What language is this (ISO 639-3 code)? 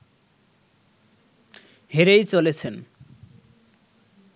ben